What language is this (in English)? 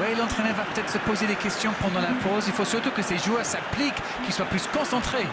French